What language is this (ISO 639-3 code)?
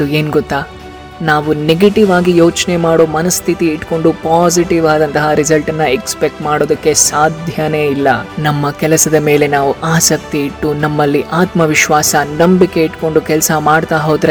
tel